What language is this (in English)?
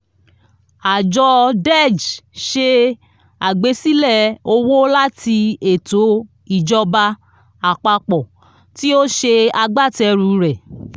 Yoruba